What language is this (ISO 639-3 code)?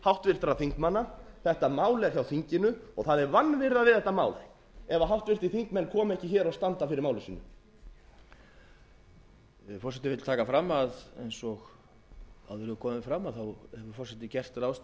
isl